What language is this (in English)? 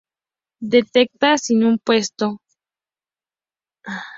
Spanish